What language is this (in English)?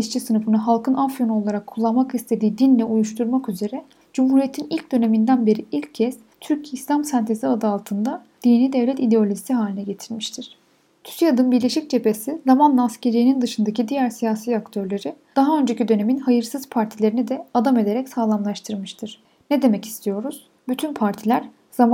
Turkish